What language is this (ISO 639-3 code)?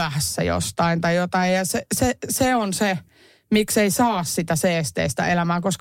fin